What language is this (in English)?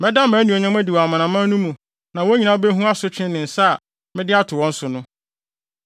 Akan